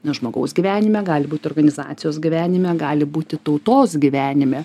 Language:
Lithuanian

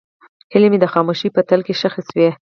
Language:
Pashto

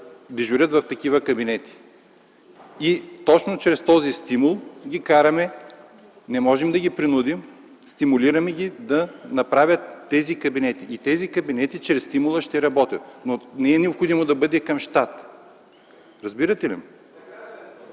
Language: Bulgarian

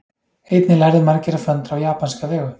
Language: Icelandic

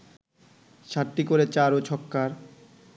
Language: Bangla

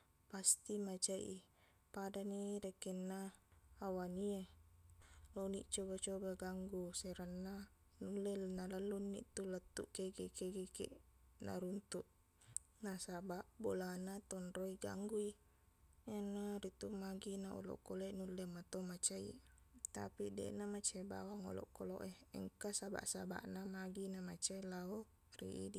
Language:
Buginese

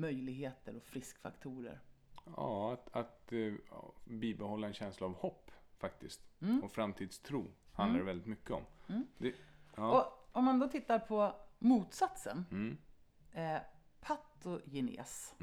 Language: Swedish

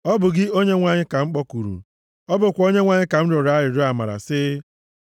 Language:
Igbo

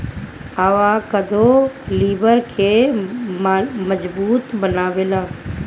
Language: Bhojpuri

